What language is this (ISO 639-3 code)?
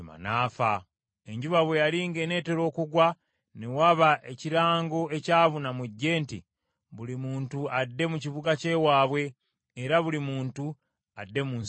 lug